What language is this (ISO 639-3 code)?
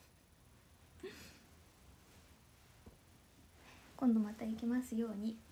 jpn